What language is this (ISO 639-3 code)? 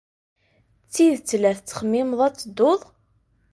kab